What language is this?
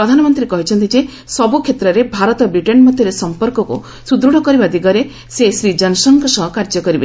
Odia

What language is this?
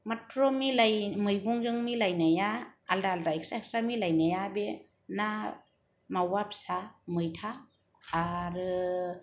Bodo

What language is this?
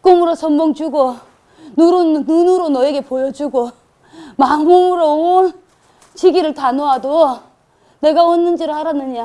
Korean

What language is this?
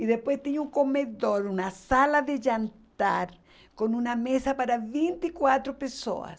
Portuguese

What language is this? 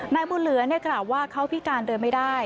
Thai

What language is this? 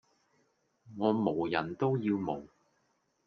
Cantonese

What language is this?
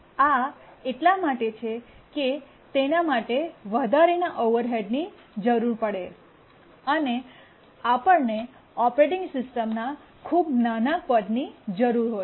Gujarati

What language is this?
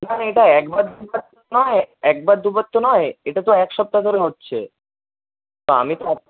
Bangla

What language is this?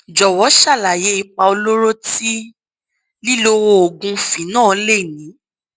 Yoruba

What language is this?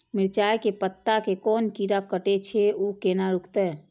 Maithili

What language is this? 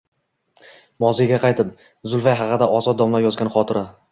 Uzbek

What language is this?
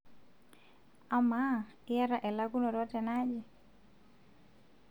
Masai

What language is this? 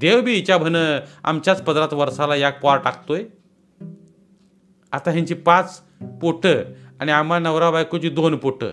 Marathi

